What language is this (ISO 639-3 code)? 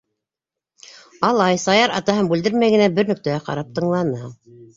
bak